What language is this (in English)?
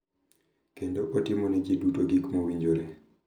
Luo (Kenya and Tanzania)